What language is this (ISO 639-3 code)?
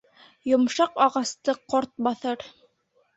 bak